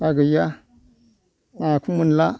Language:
Bodo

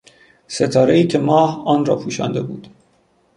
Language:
Persian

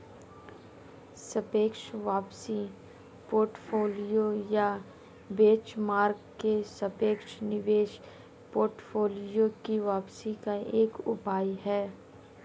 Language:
Hindi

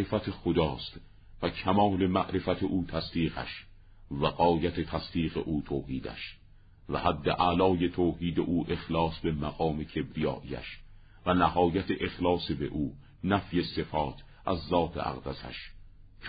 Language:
Persian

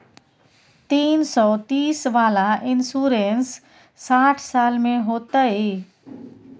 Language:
Maithili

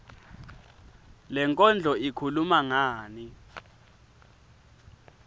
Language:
Swati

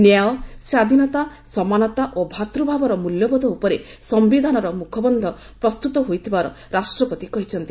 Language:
Odia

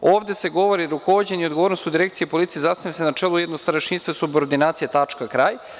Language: Serbian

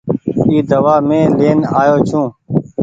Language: Goaria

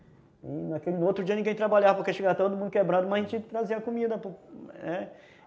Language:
Portuguese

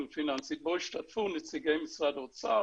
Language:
Hebrew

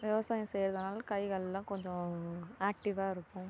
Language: Tamil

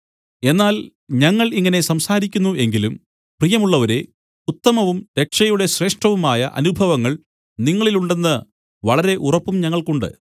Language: Malayalam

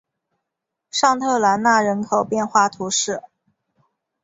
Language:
Chinese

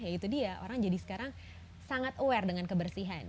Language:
Indonesian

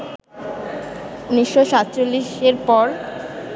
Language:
Bangla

